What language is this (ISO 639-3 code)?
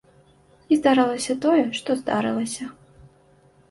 bel